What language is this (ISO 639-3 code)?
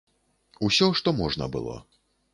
bel